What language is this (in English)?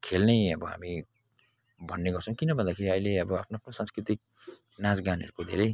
Nepali